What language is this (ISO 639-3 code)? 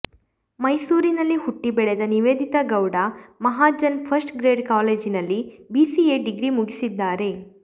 kan